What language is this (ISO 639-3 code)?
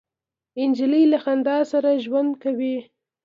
pus